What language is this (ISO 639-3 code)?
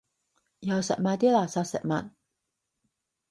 yue